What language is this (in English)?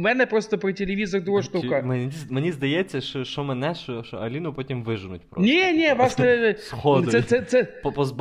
Ukrainian